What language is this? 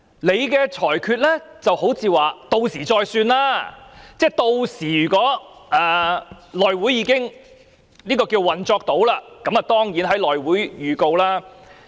Cantonese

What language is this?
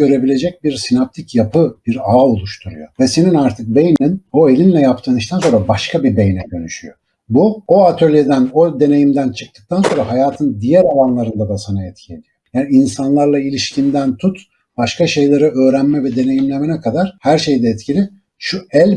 Turkish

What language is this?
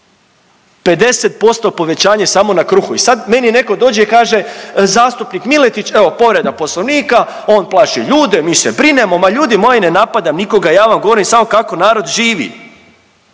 Croatian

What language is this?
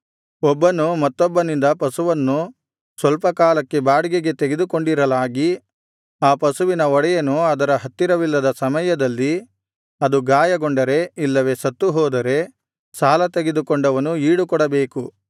Kannada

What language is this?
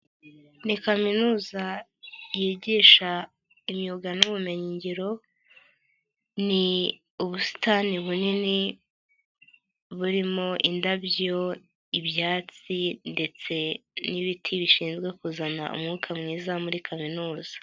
Kinyarwanda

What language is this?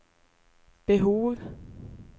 Swedish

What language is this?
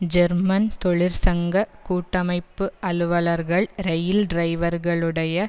Tamil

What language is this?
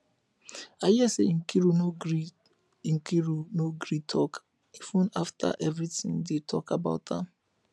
Nigerian Pidgin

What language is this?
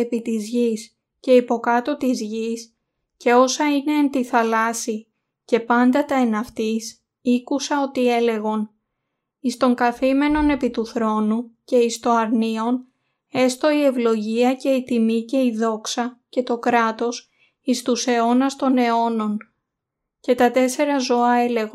Greek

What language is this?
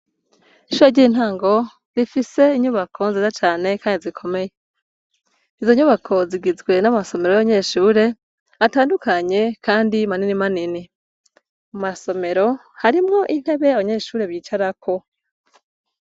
Rundi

